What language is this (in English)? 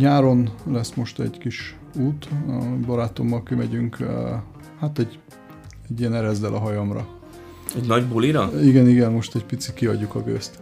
Hungarian